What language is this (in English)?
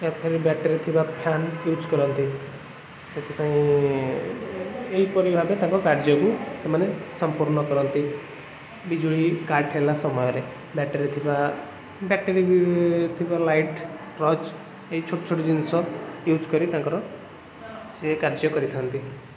Odia